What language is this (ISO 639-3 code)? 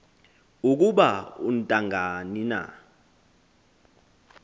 xho